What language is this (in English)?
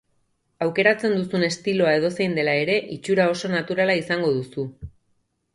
Basque